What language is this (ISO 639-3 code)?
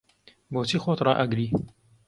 ckb